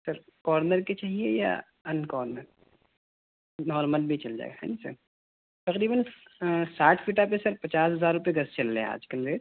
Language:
Urdu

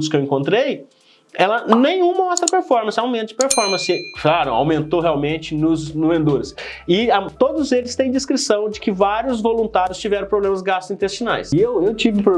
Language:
Portuguese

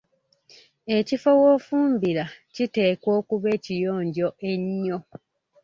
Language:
Ganda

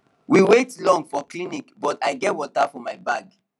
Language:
Nigerian Pidgin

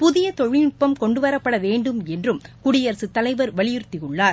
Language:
Tamil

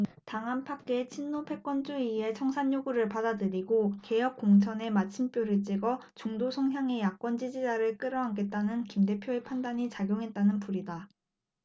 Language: Korean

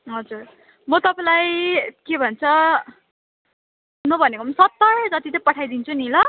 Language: Nepali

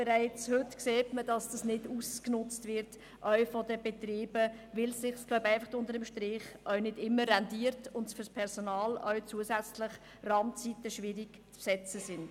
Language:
Swiss German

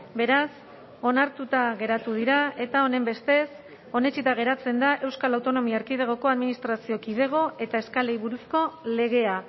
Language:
Basque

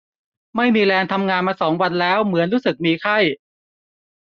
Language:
Thai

